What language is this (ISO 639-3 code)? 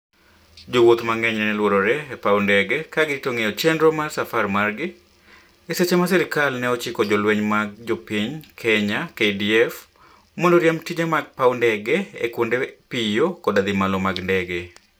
luo